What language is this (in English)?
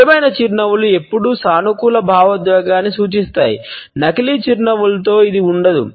Telugu